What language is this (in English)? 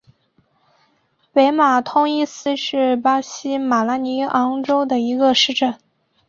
Chinese